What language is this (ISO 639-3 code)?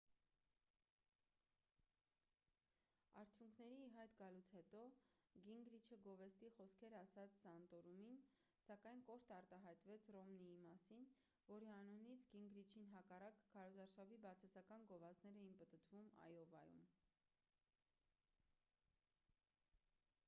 hye